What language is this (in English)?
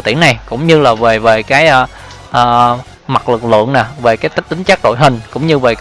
Vietnamese